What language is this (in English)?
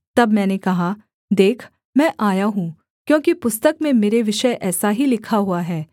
Hindi